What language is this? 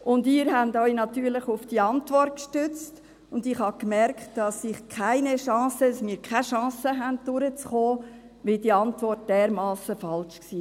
Swiss German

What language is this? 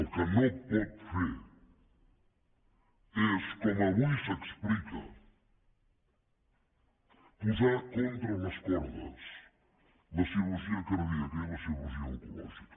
Catalan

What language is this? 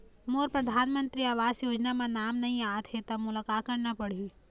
Chhattisgarhi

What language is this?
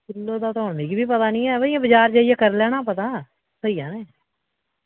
Dogri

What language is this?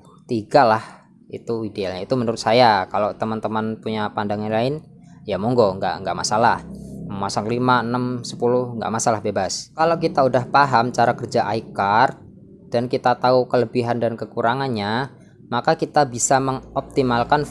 Indonesian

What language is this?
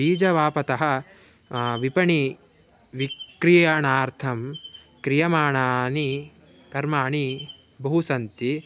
Sanskrit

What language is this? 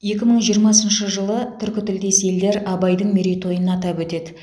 Kazakh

